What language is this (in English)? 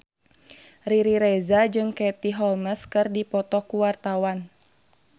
Sundanese